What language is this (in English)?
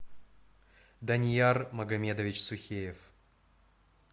Russian